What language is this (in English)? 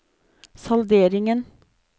Norwegian